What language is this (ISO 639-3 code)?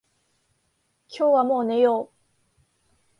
jpn